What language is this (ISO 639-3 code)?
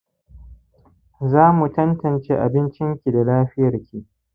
hau